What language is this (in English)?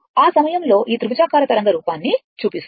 Telugu